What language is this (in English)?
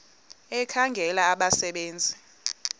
Xhosa